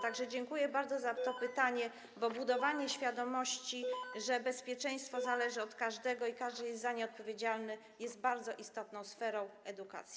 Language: Polish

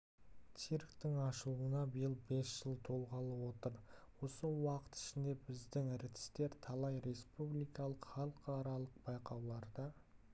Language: Kazakh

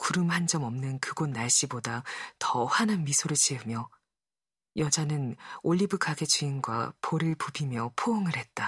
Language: Korean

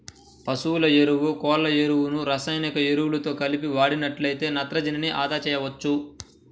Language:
Telugu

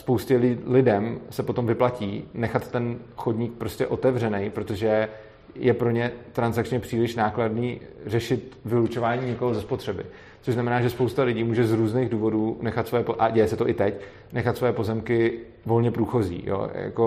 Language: Czech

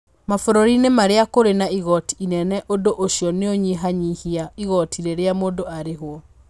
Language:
Kikuyu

